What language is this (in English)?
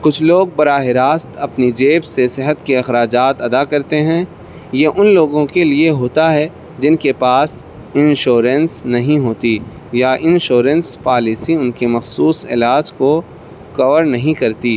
Urdu